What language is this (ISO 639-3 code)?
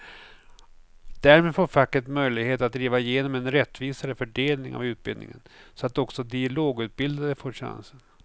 swe